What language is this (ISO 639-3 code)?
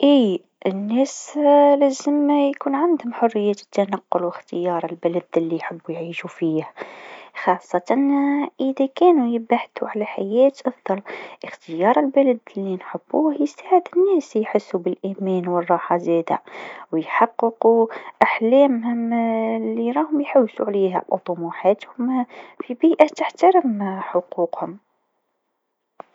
aeb